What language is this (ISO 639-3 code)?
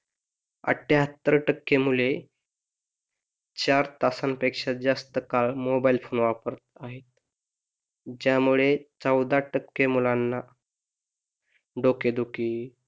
mar